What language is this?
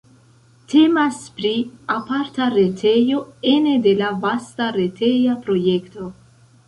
Esperanto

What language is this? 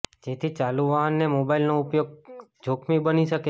Gujarati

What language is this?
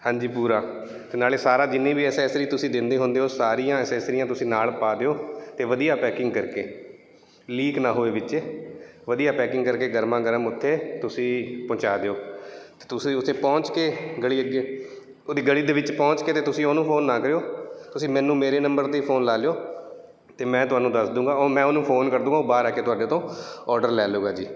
Punjabi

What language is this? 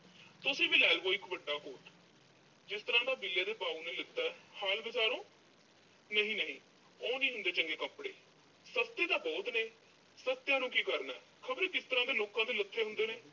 Punjabi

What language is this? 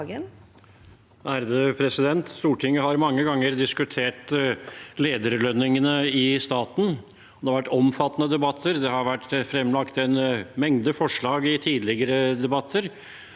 Norwegian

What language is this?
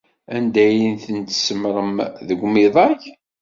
Kabyle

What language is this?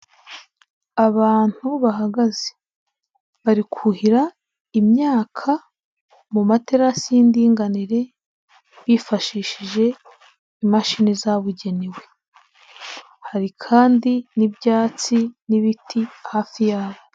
Kinyarwanda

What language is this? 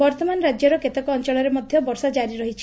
Odia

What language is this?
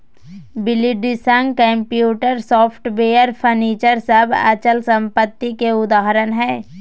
Magahi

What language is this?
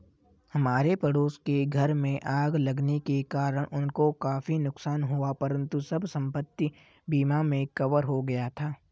Hindi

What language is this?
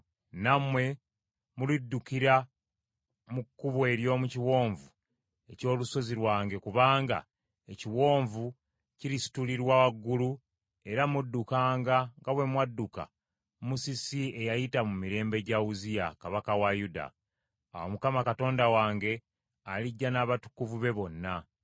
Ganda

